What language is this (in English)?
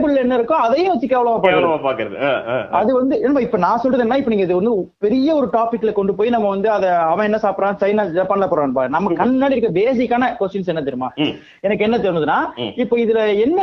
Tamil